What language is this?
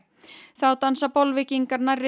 Icelandic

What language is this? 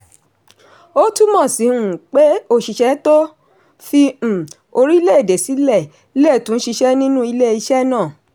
Yoruba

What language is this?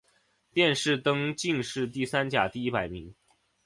Chinese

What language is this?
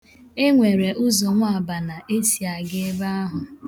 Igbo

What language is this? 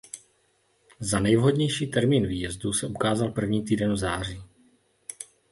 Czech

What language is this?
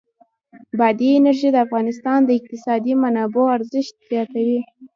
Pashto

